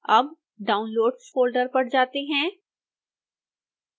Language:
Hindi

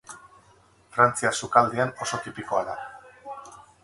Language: Basque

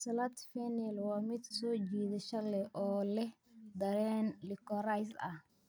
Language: Somali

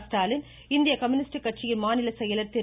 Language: Tamil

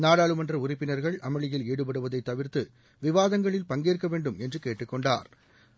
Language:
Tamil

